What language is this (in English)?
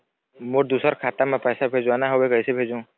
Chhattisgarhi